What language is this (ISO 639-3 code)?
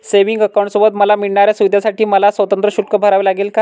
mar